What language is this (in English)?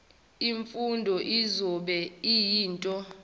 Zulu